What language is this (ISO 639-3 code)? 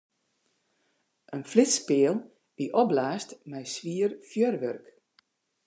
fry